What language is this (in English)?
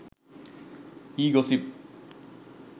Sinhala